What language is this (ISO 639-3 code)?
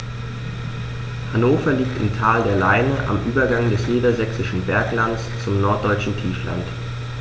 deu